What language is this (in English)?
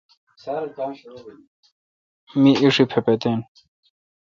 Kalkoti